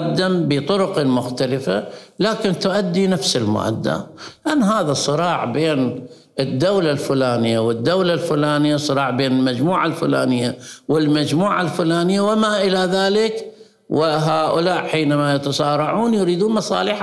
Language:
Arabic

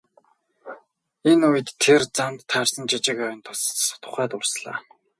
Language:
Mongolian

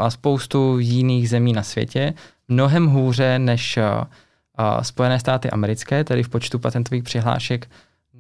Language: Czech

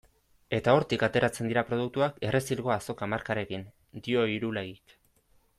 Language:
Basque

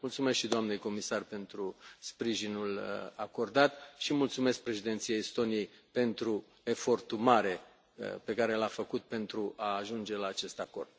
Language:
Romanian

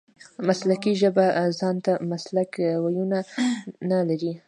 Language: Pashto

